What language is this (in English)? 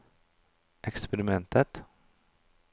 Norwegian